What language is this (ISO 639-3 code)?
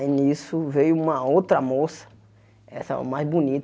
por